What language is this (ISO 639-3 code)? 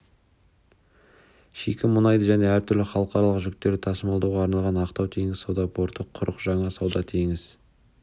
kaz